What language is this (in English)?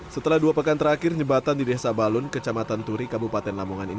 Indonesian